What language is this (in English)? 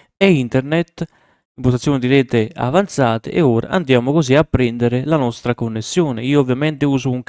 Italian